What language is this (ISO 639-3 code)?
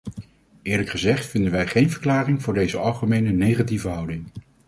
nld